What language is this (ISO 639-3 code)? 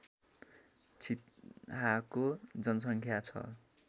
nep